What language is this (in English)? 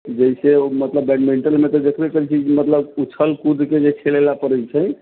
Maithili